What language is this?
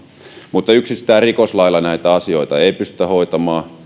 Finnish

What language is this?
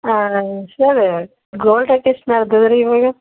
Kannada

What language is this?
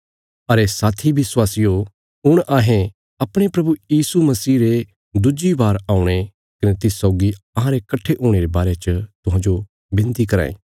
Bilaspuri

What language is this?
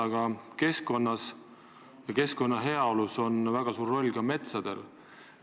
Estonian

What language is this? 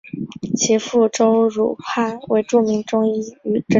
Chinese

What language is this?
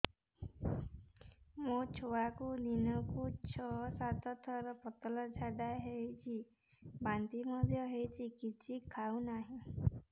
Odia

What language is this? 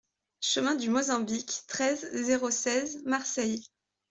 French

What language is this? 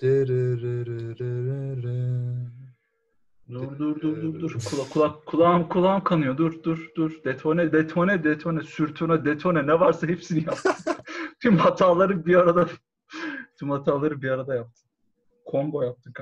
Turkish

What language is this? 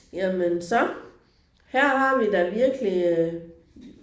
Danish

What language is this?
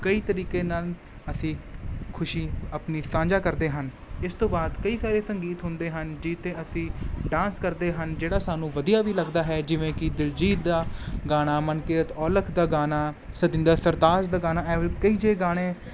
Punjabi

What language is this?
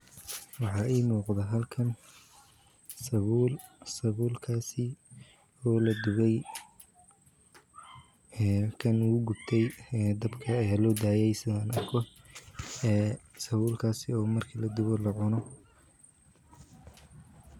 Somali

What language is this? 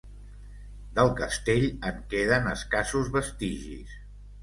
Catalan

